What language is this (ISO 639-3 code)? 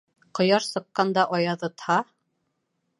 bak